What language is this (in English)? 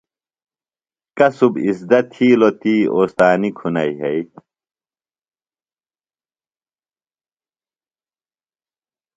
Phalura